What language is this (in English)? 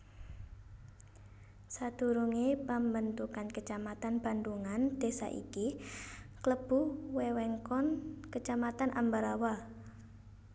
Javanese